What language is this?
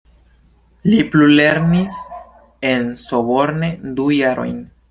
Esperanto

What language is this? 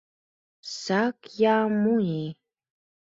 Mari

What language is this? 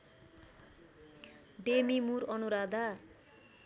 Nepali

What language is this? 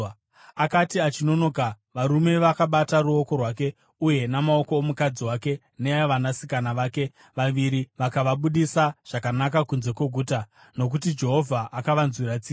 Shona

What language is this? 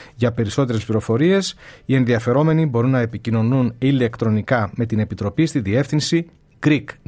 Greek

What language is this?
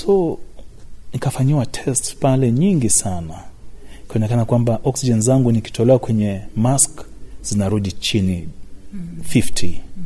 Swahili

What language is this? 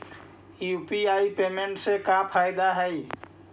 Magahi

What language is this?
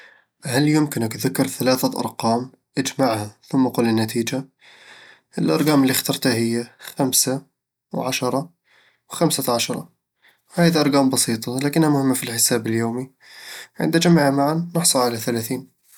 Eastern Egyptian Bedawi Arabic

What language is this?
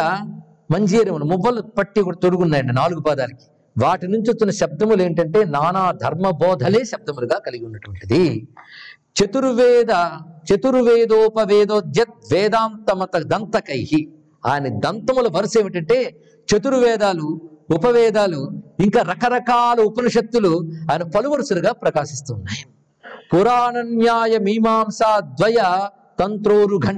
Telugu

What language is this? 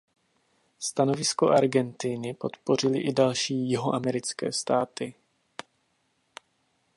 Czech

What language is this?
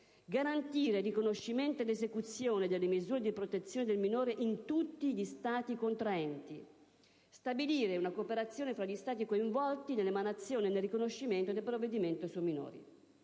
Italian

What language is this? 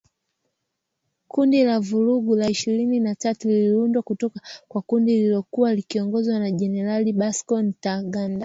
Swahili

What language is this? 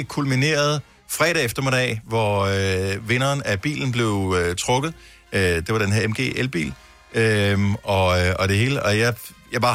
Danish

